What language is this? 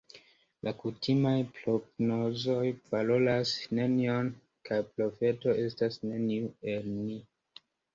Esperanto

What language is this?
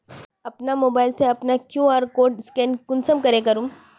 Magahi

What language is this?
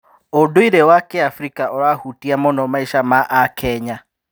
Kikuyu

